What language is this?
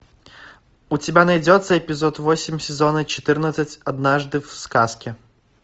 Russian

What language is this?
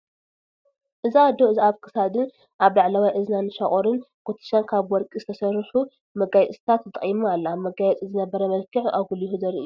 Tigrinya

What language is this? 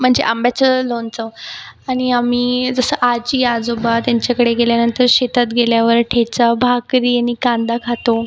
Marathi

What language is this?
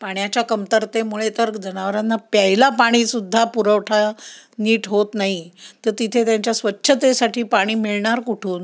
Marathi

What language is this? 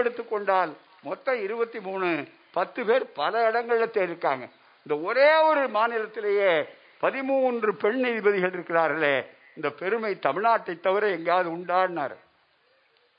Tamil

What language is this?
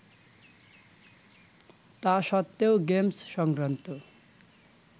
Bangla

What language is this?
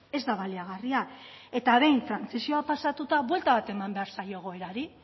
Basque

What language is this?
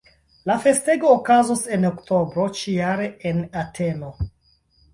Esperanto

